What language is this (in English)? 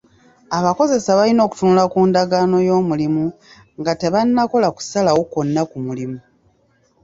Ganda